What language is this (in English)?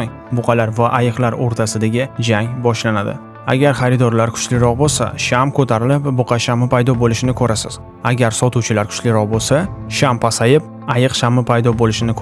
Uzbek